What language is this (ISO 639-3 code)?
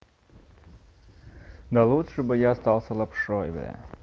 rus